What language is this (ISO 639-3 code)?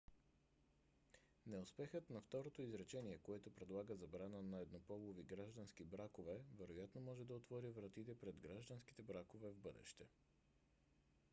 bul